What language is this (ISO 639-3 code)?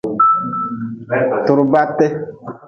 nmz